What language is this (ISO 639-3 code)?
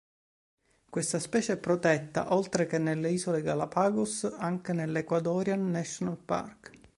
ita